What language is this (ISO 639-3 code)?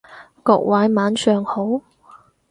yue